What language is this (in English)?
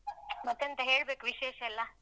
Kannada